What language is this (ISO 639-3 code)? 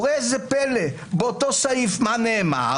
heb